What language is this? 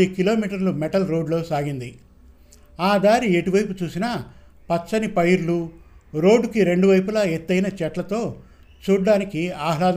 Telugu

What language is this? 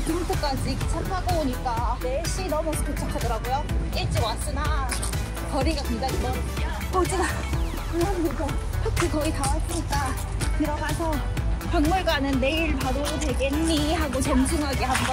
Korean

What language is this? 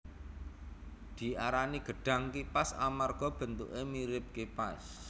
Javanese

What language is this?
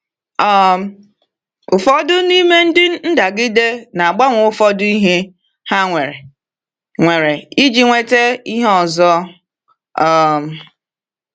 Igbo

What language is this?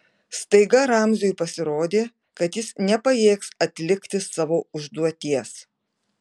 Lithuanian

